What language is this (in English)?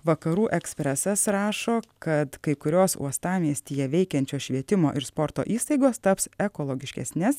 Lithuanian